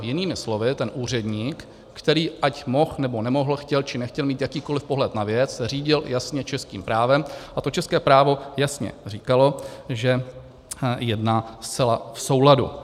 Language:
Czech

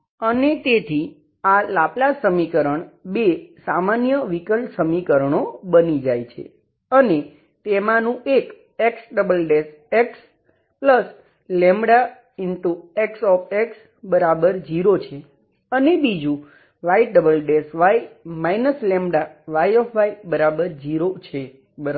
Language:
Gujarati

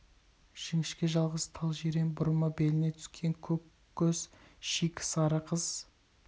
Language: Kazakh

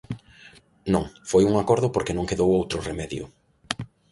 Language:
Galician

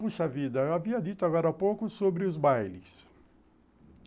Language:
Portuguese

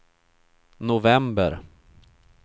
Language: Swedish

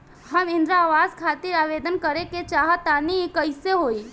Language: Bhojpuri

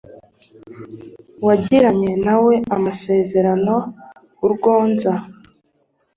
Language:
Kinyarwanda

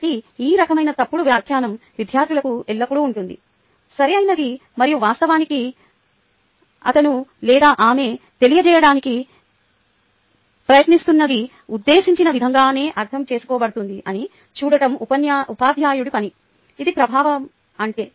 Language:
Telugu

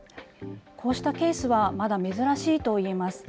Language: Japanese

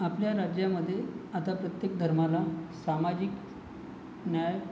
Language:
Marathi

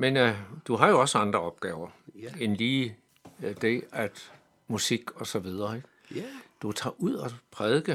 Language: Danish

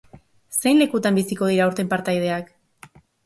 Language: Basque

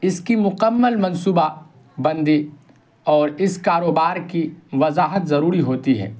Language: Urdu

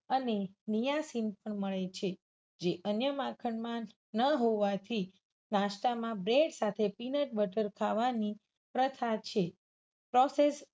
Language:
Gujarati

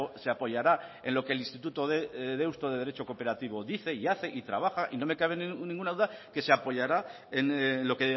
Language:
Spanish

